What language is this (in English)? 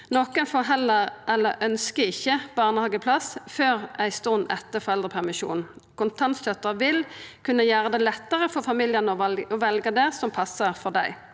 Norwegian